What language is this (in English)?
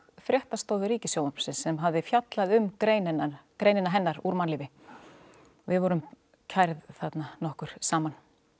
Icelandic